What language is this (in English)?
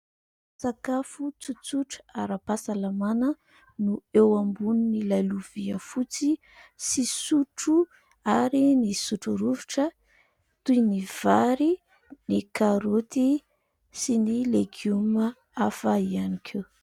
Malagasy